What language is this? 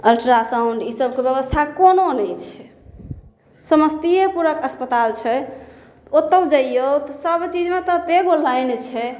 Maithili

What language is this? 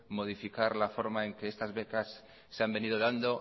Spanish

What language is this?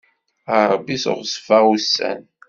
Kabyle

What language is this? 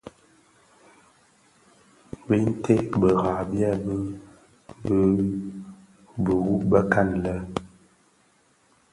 Bafia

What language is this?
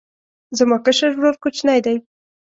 Pashto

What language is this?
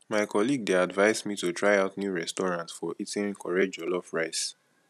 Nigerian Pidgin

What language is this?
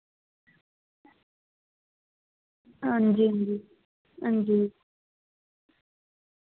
Dogri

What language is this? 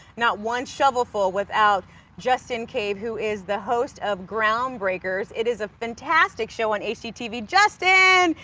English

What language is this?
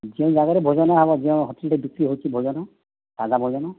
Odia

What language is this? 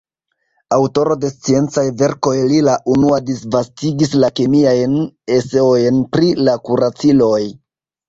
Esperanto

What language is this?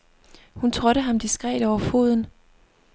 Danish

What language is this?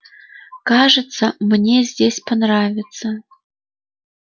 Russian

